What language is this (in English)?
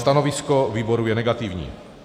Czech